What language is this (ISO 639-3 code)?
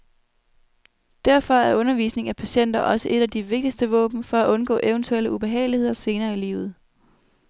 dan